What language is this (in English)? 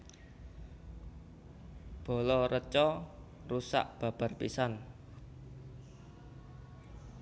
Javanese